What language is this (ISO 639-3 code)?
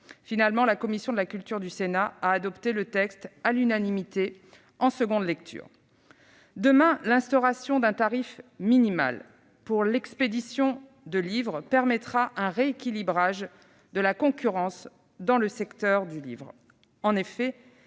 fra